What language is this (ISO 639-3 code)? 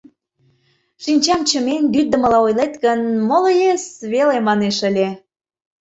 chm